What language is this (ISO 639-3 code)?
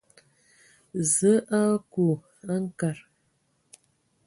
ewo